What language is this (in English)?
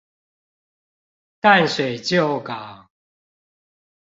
Chinese